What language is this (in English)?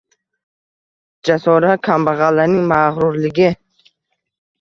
Uzbek